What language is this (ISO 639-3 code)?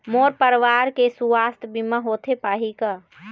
hne